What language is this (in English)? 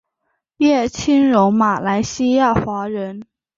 Chinese